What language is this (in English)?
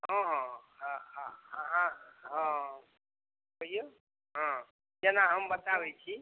Maithili